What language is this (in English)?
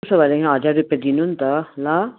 Nepali